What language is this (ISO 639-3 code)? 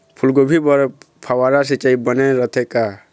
hne